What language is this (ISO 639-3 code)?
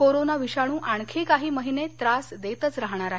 mar